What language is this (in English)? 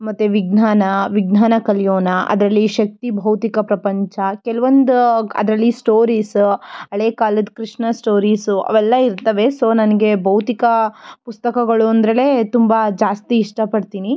Kannada